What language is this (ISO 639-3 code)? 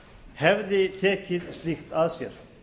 isl